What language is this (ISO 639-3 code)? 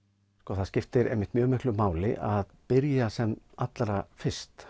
isl